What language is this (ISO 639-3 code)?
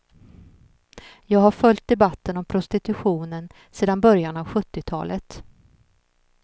swe